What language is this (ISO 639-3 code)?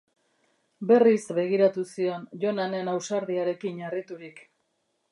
eus